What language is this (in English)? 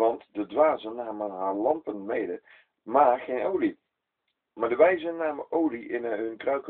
Dutch